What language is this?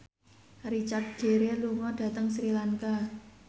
Javanese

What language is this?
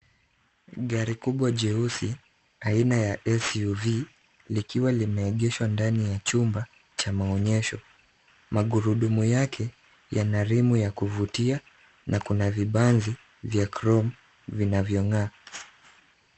Swahili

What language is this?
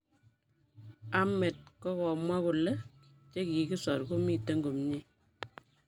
Kalenjin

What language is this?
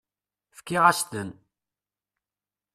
Kabyle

